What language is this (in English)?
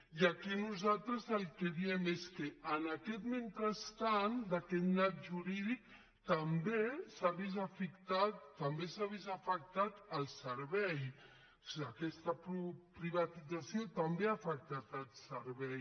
Catalan